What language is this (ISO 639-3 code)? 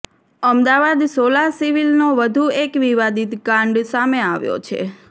guj